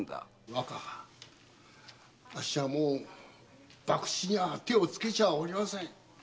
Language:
Japanese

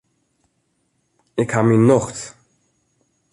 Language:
Western Frisian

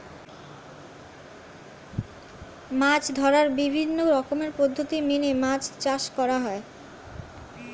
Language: Bangla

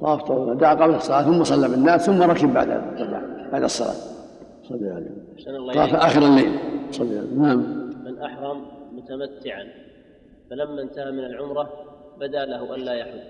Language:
Arabic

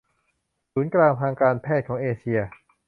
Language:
Thai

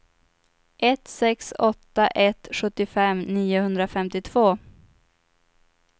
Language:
Swedish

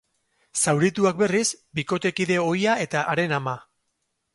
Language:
Basque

